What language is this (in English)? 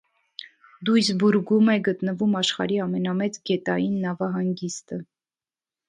Armenian